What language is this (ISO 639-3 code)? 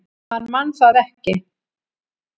isl